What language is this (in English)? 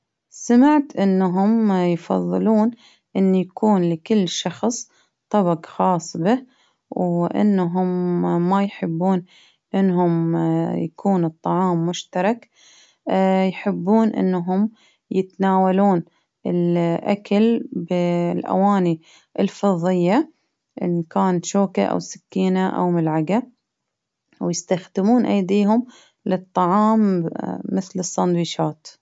Baharna Arabic